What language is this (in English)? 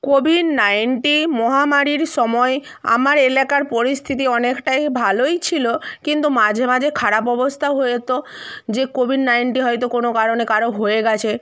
Bangla